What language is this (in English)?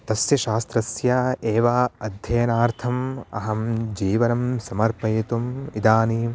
Sanskrit